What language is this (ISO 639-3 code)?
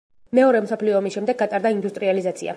kat